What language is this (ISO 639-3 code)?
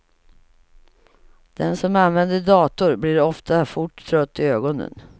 swe